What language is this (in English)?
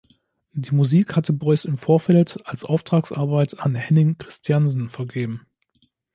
German